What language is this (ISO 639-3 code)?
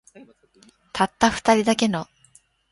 jpn